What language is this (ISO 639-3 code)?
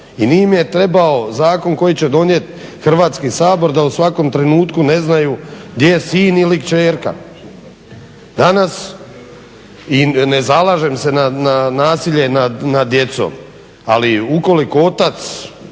hrv